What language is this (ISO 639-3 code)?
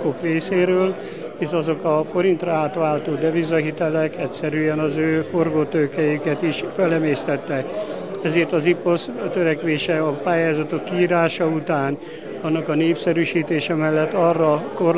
hun